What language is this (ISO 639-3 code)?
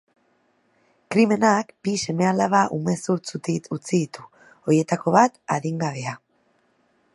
eus